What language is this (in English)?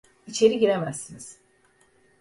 Turkish